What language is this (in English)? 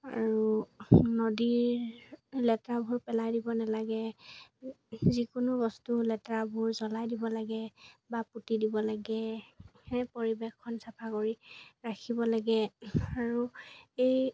Assamese